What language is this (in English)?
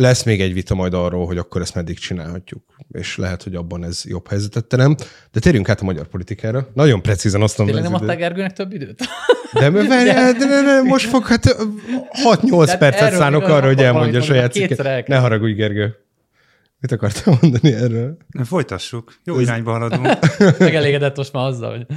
Hungarian